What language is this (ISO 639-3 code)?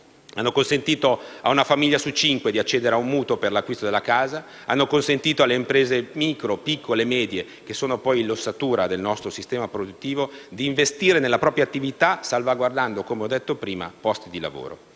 ita